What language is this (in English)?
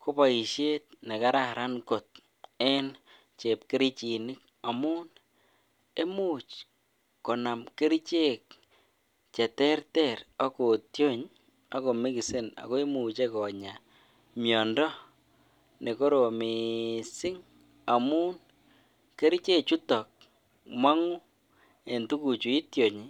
Kalenjin